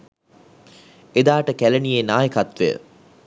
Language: Sinhala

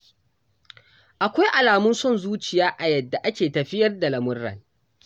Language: Hausa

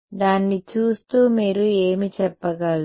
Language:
Telugu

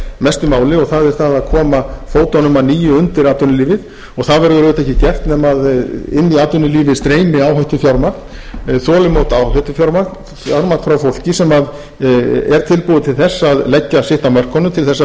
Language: Icelandic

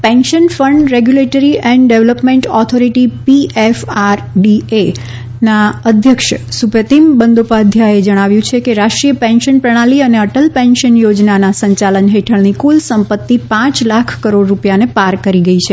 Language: Gujarati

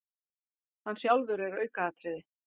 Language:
Icelandic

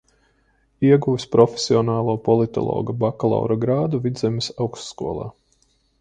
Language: Latvian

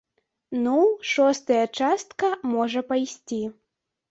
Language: Belarusian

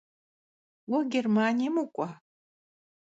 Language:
Kabardian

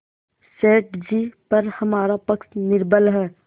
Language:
Hindi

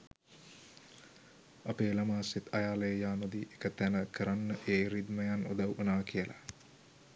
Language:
Sinhala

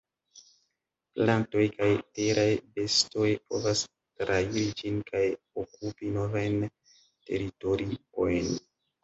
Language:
Esperanto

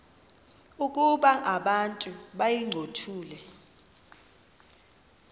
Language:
Xhosa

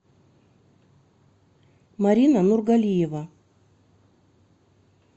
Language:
Russian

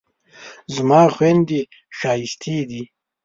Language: Pashto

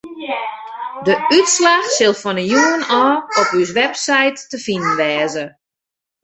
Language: Western Frisian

